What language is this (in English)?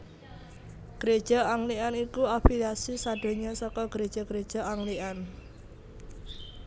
Javanese